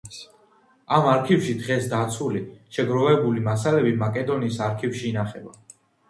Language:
Georgian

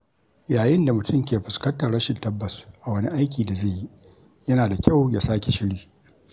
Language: Hausa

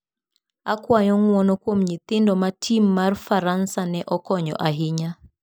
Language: Luo (Kenya and Tanzania)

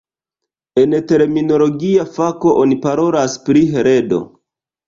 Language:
Esperanto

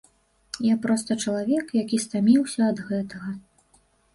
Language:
Belarusian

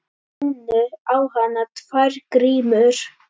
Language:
Icelandic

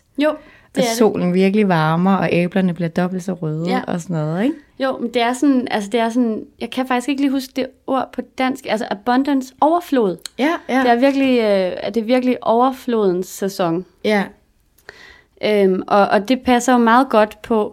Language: Danish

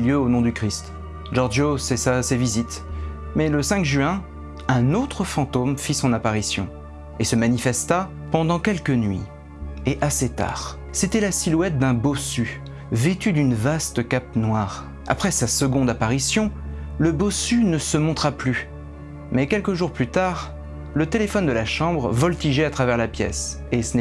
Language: French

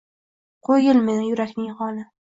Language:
Uzbek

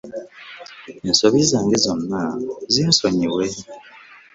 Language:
Ganda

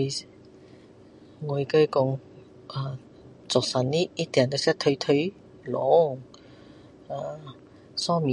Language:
Min Dong Chinese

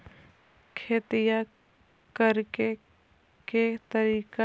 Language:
Magahi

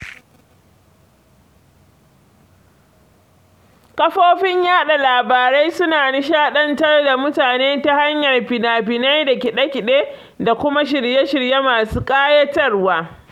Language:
Hausa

